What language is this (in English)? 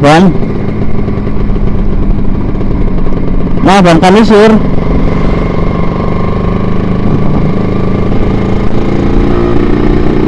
Indonesian